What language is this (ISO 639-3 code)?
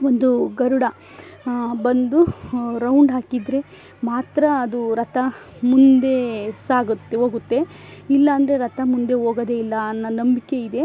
kan